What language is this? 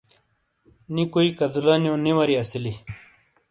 Shina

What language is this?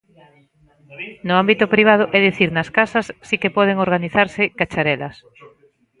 Galician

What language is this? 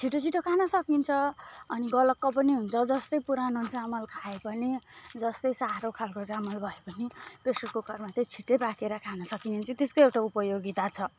Nepali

